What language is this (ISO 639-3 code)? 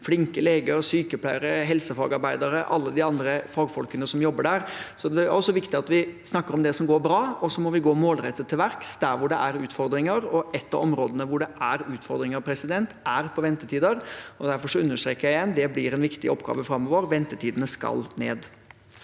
nor